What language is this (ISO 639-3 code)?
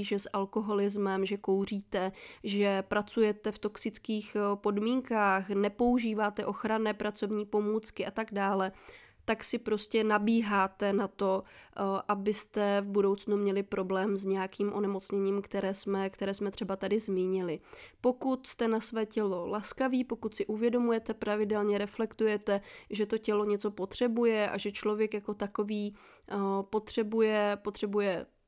ces